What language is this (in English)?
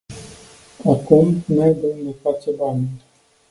Romanian